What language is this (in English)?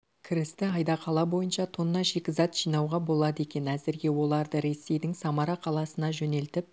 Kazakh